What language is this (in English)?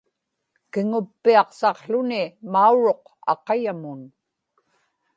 Inupiaq